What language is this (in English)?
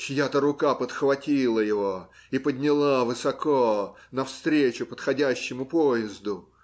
Russian